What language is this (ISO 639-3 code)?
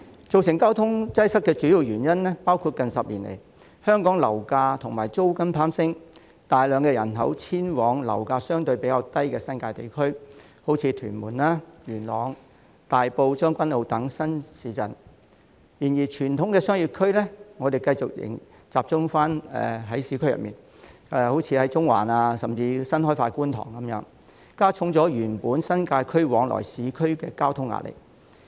yue